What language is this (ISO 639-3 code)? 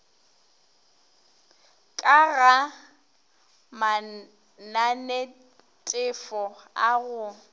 nso